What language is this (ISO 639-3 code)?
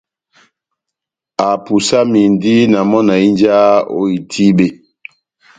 bnm